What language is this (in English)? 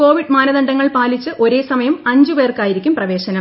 Malayalam